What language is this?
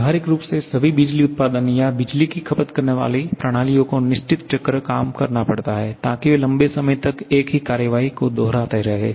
Hindi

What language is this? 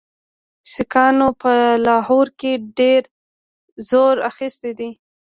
Pashto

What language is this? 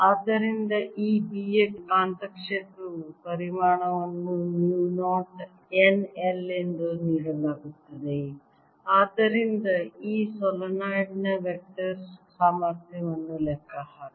Kannada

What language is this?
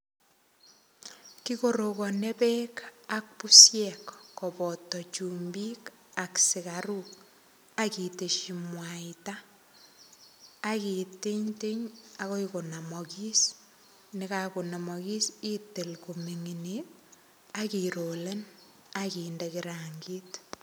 Kalenjin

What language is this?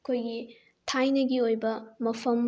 Manipuri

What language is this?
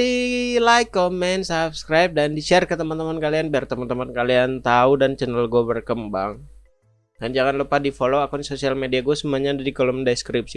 Indonesian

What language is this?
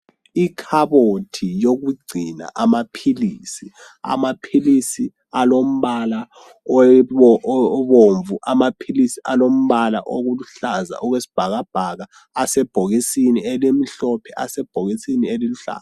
North Ndebele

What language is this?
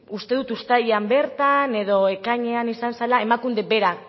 Basque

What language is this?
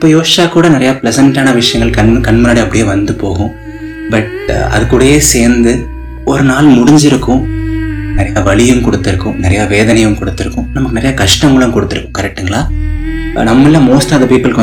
Tamil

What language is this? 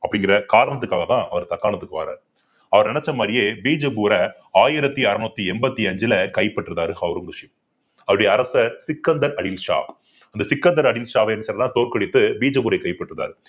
Tamil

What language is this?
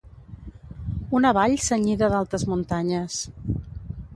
Catalan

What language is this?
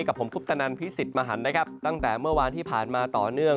Thai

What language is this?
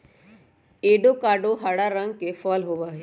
Magahi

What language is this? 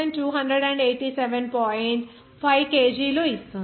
Telugu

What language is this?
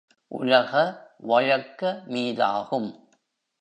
Tamil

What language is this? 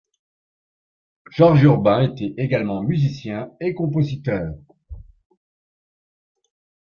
French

